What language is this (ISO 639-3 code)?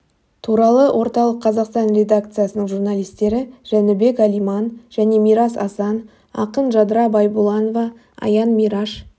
kaz